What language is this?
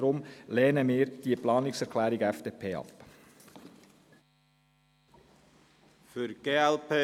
Swiss German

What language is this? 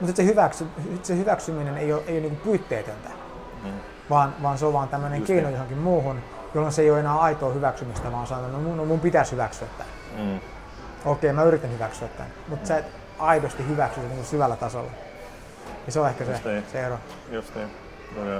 Finnish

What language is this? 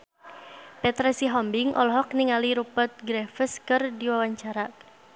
Sundanese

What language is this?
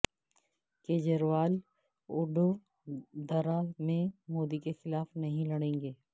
Urdu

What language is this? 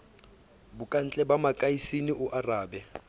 Southern Sotho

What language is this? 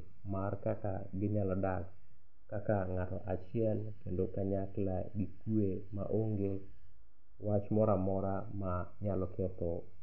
Luo (Kenya and Tanzania)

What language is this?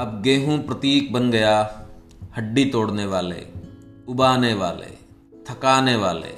Hindi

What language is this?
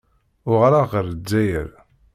Kabyle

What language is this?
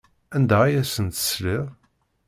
Kabyle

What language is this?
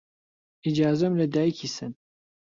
Central Kurdish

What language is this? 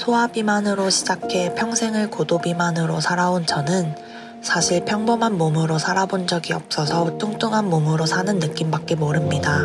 Korean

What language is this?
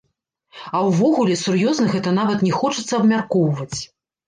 Belarusian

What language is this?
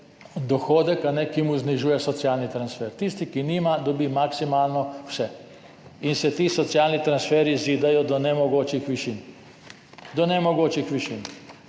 Slovenian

